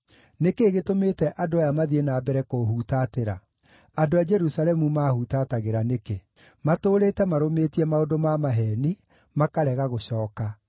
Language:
Kikuyu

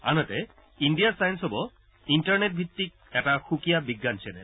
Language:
Assamese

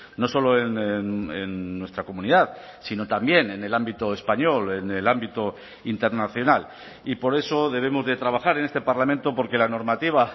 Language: Spanish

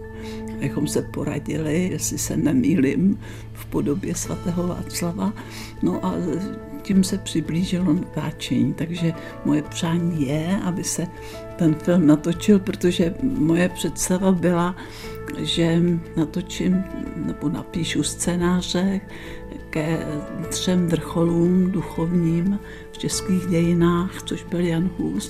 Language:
Czech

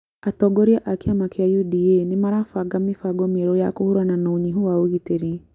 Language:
Kikuyu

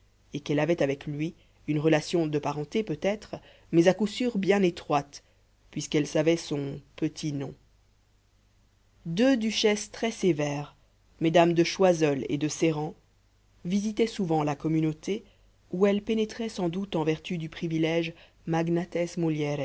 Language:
French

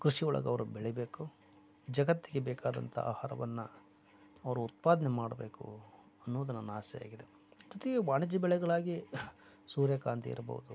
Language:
Kannada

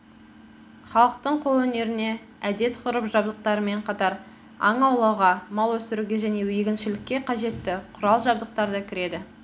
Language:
Kazakh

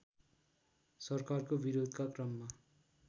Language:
Nepali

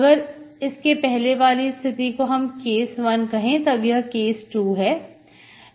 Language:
Hindi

